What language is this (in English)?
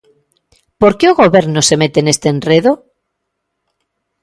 Galician